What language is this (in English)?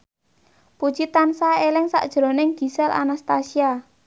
Javanese